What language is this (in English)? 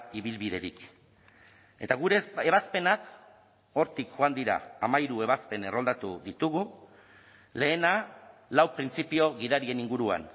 Basque